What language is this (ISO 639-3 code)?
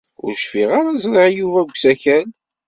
kab